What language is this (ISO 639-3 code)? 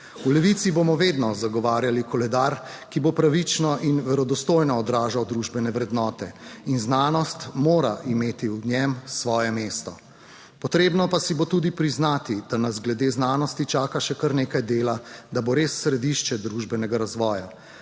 slv